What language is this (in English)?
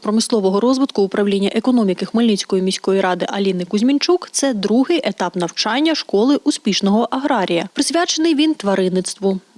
Ukrainian